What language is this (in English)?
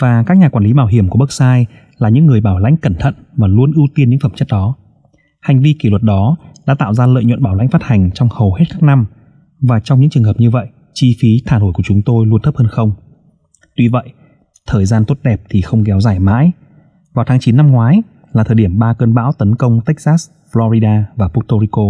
Vietnamese